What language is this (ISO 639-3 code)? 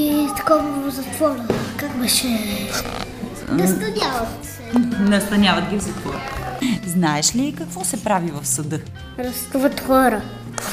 bul